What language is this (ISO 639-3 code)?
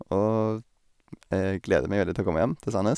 nor